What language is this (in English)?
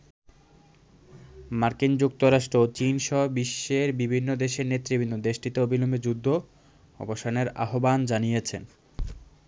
Bangla